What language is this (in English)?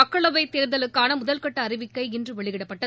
Tamil